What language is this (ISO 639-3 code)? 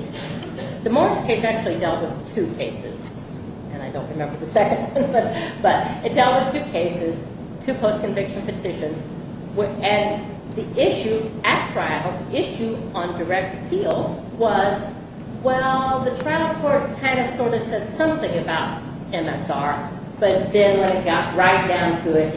eng